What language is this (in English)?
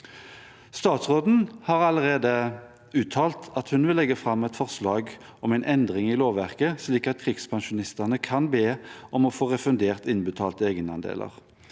Norwegian